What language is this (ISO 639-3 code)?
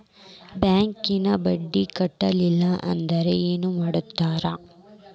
kan